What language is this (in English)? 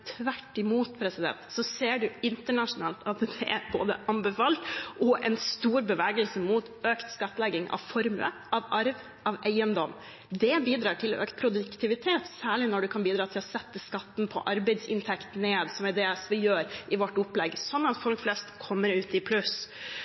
Norwegian Bokmål